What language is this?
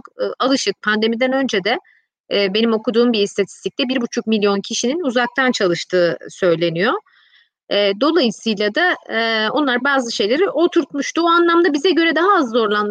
Turkish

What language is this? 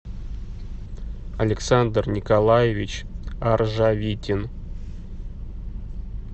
Russian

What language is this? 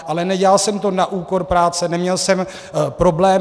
Czech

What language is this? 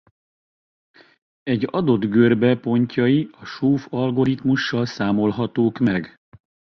Hungarian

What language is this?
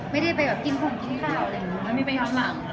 Thai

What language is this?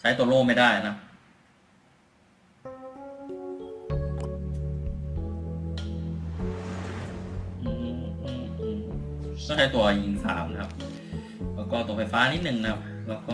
Thai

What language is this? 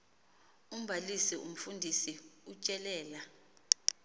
Xhosa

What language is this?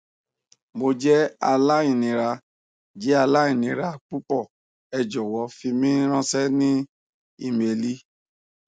Yoruba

